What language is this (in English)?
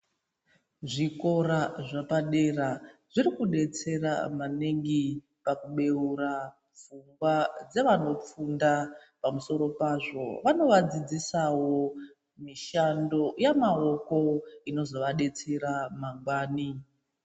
Ndau